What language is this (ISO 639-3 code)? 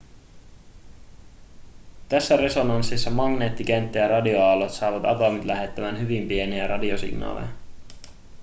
fin